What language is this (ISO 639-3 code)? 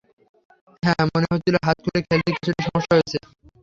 ben